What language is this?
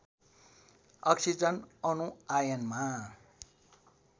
Nepali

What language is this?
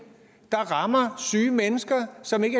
Danish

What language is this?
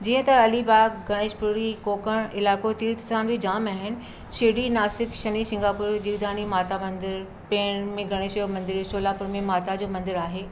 Sindhi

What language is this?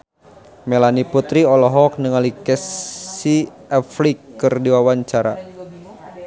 Sundanese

